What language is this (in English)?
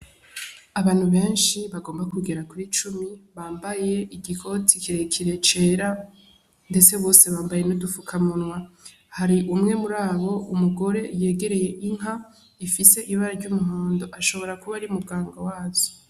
Rundi